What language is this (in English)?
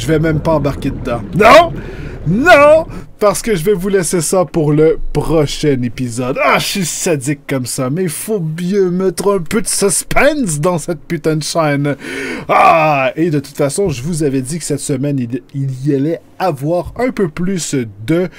French